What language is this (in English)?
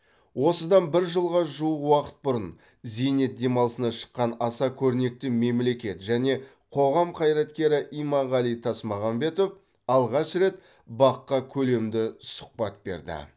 Kazakh